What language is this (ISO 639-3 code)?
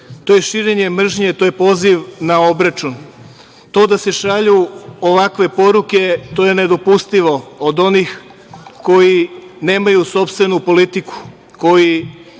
srp